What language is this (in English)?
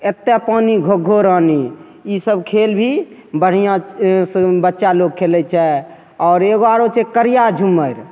Maithili